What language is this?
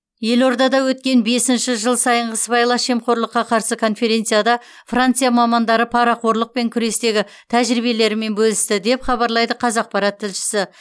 Kazakh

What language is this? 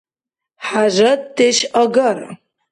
Dargwa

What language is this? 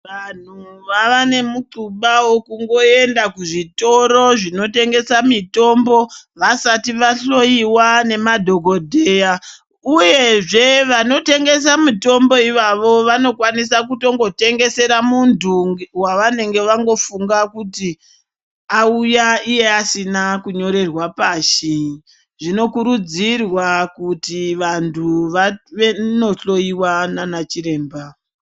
Ndau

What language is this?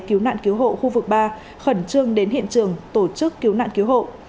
Vietnamese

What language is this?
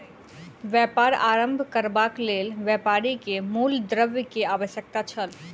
Maithili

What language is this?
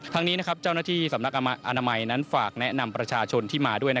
Thai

